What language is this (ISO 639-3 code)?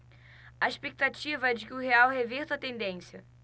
por